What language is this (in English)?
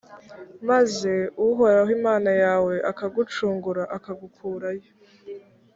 Kinyarwanda